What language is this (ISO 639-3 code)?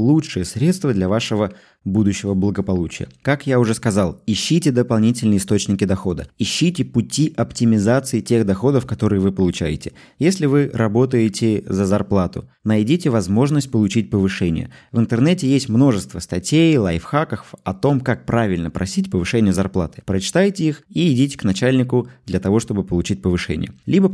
rus